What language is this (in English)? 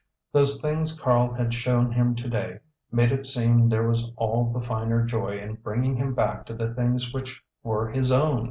English